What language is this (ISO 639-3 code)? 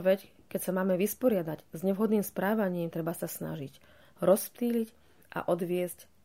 slk